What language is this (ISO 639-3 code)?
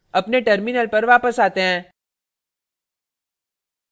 hin